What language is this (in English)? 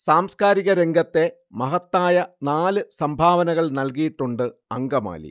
Malayalam